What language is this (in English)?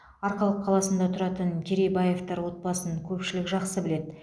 Kazakh